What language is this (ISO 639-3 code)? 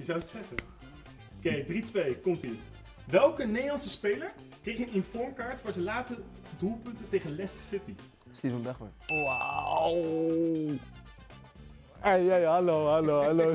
nld